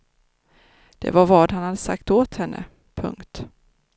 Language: Swedish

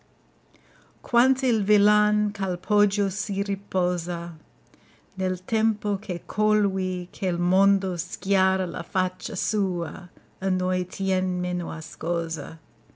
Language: Italian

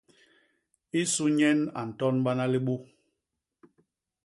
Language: Basaa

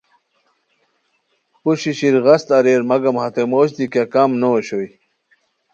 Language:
Khowar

